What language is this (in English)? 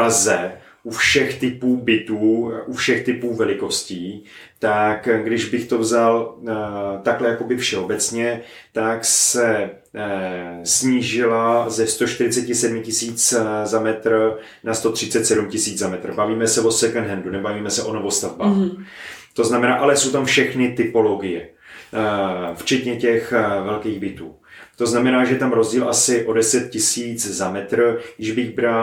Czech